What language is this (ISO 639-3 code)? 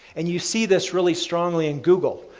eng